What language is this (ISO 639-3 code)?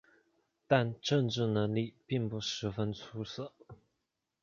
zho